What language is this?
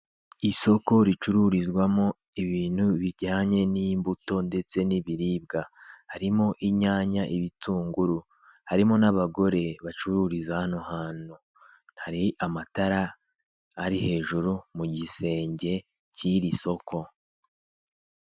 Kinyarwanda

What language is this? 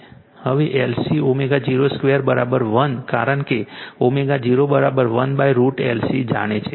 Gujarati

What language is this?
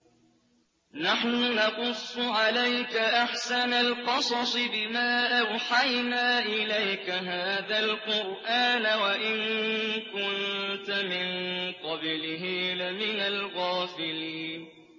Arabic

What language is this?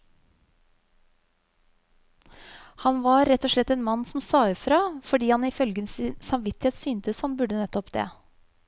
Norwegian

